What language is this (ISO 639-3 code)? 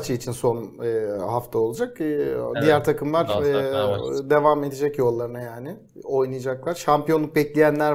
tur